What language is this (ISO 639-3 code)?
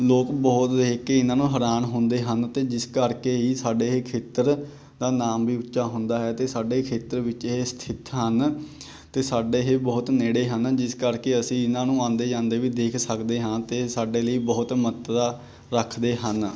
pan